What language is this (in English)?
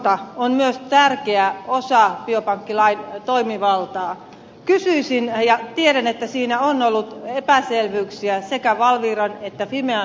Finnish